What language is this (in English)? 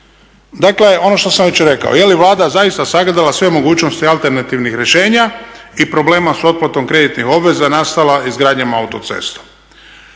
Croatian